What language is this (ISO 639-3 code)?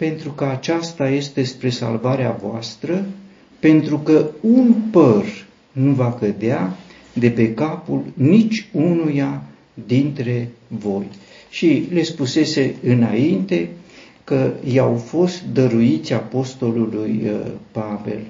ron